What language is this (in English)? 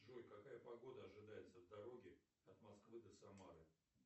Russian